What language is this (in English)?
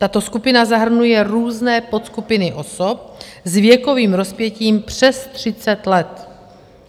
Czech